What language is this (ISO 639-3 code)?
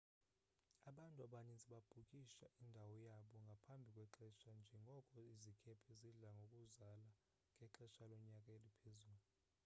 xho